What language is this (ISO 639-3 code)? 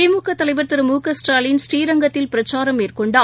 tam